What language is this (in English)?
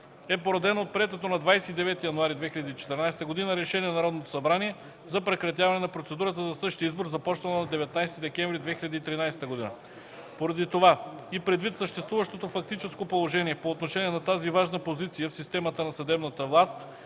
Bulgarian